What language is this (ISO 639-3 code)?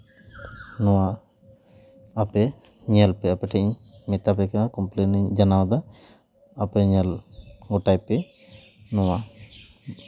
sat